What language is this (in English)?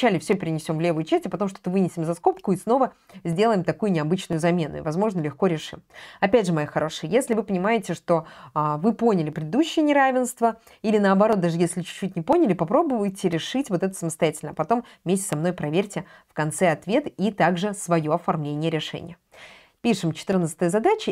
Russian